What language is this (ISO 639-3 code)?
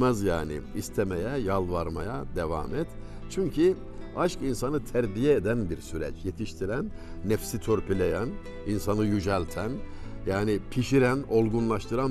tur